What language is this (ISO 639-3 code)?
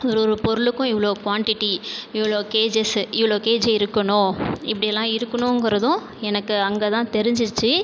tam